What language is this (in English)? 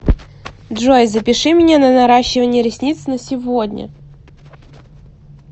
Russian